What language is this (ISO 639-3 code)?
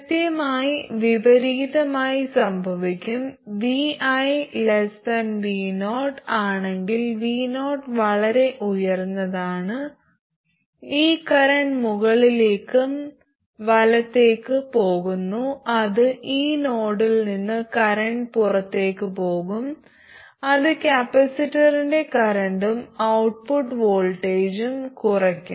mal